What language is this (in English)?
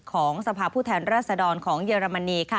Thai